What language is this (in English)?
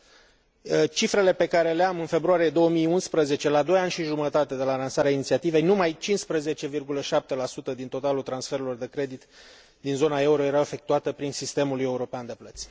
Romanian